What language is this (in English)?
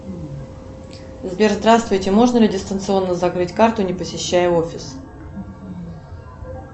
Russian